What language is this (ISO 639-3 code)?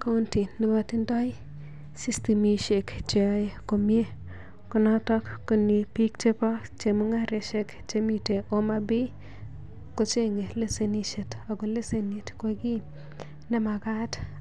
kln